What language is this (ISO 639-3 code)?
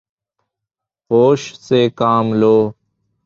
urd